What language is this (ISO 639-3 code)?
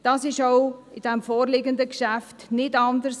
gsw